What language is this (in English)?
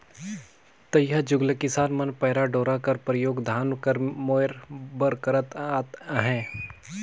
Chhattisgarhi